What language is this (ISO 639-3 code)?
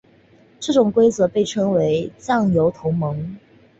zho